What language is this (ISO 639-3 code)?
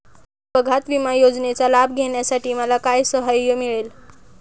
mar